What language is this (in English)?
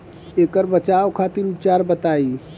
Bhojpuri